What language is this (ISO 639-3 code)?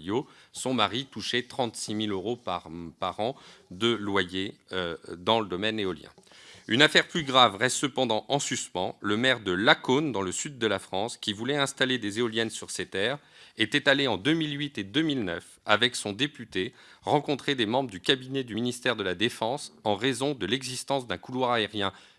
fra